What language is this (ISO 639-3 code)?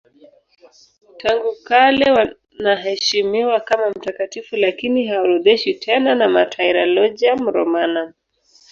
swa